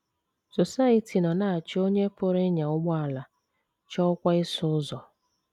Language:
Igbo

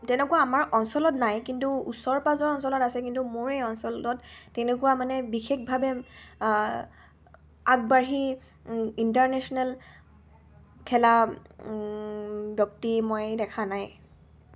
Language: Assamese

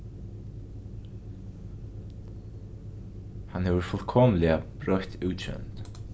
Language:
Faroese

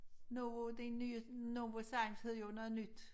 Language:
Danish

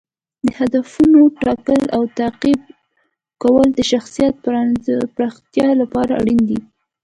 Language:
Pashto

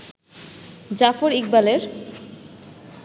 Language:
Bangla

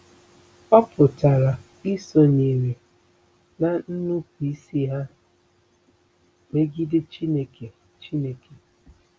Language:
Igbo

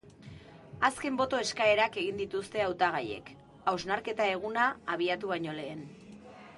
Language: Basque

